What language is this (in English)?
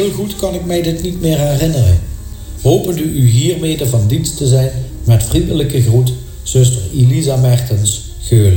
Dutch